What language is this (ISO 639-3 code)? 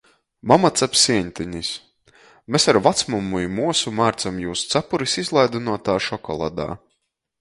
ltg